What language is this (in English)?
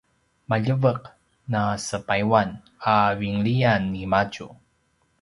Paiwan